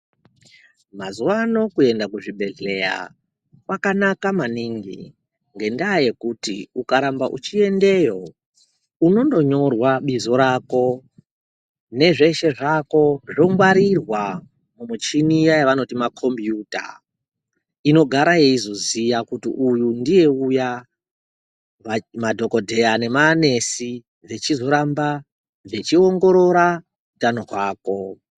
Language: Ndau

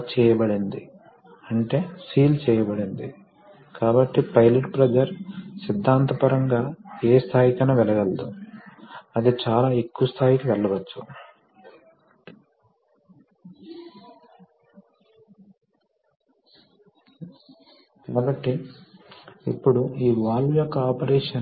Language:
Telugu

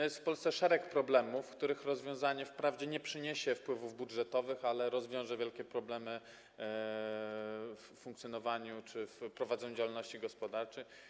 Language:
Polish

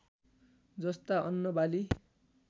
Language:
Nepali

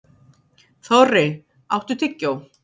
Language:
Icelandic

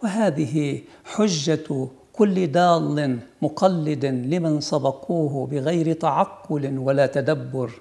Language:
Arabic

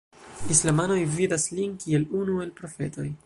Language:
Esperanto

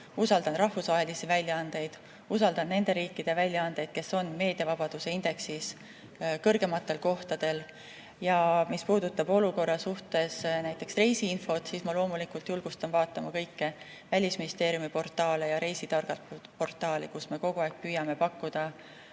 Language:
Estonian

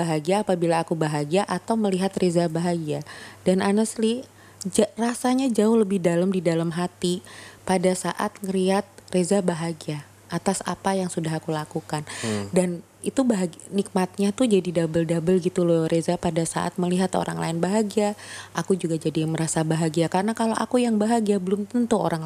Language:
Indonesian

